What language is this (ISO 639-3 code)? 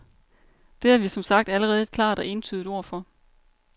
dan